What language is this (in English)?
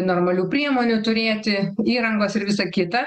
Lithuanian